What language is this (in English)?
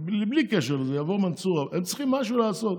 Hebrew